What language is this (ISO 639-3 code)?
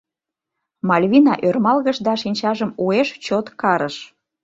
chm